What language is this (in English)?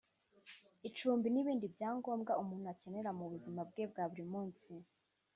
Kinyarwanda